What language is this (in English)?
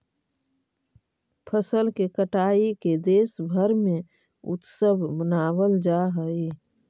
Magahi